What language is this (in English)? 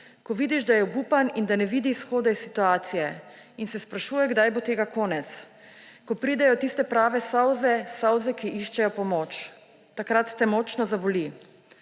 Slovenian